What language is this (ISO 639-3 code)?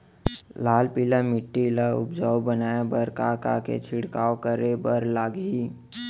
hne